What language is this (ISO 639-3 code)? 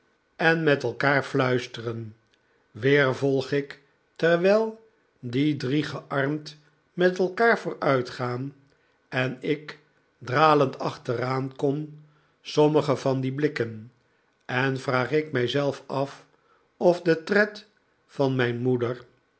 nld